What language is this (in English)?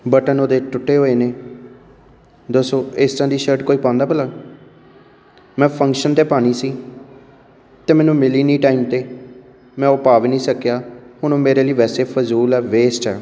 Punjabi